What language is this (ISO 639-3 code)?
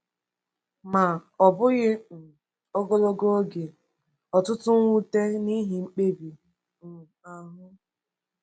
ibo